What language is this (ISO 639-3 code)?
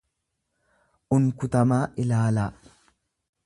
orm